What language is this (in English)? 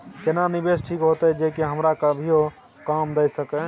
Maithili